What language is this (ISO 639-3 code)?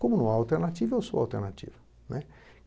por